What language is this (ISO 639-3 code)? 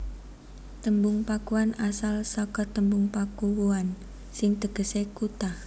jav